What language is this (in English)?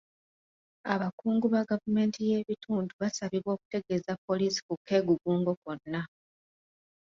Ganda